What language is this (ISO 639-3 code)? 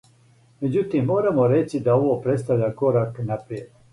srp